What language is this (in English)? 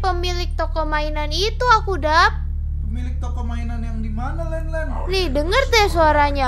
Indonesian